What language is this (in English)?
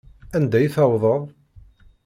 Kabyle